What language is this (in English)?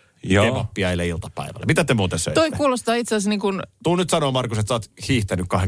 Finnish